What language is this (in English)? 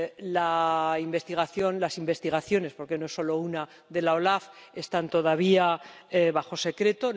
Spanish